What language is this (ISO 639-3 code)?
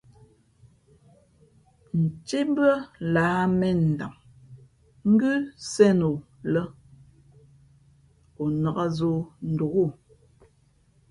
fmp